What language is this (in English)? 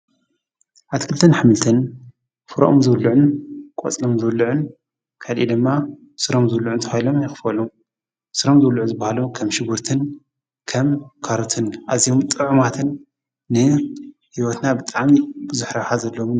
Tigrinya